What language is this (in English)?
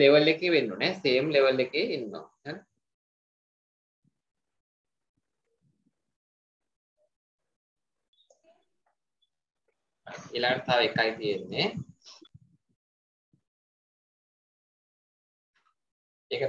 Hindi